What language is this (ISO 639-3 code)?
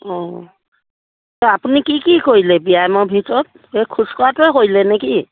asm